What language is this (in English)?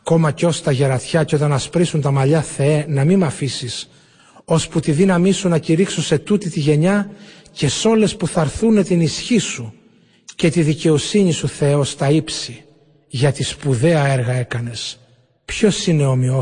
Greek